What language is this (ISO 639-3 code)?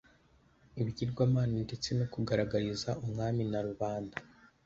kin